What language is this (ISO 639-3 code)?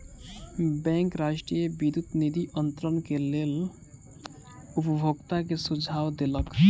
mai